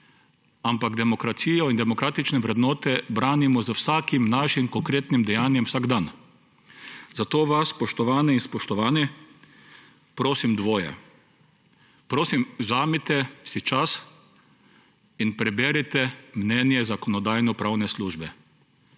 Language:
Slovenian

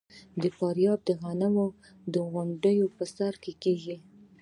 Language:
Pashto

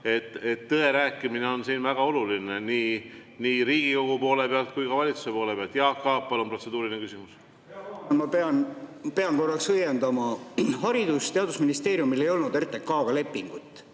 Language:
Estonian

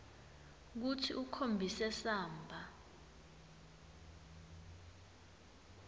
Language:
Swati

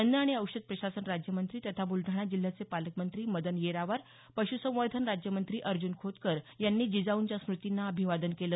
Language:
Marathi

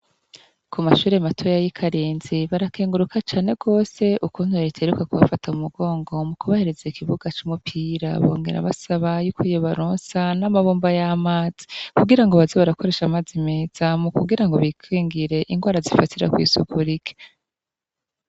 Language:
Rundi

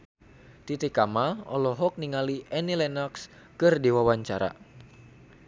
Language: Sundanese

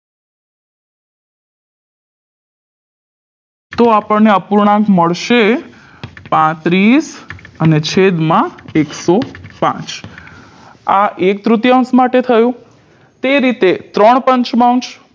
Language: Gujarati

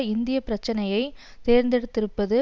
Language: Tamil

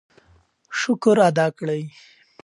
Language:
Pashto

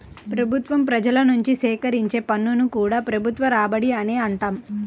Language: Telugu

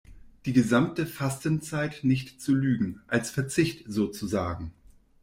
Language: German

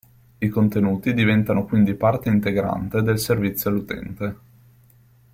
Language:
Italian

